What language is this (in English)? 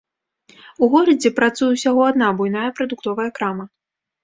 Belarusian